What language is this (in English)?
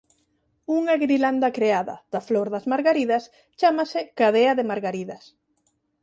Galician